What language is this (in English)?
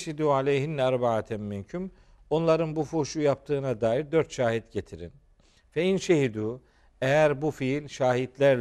Turkish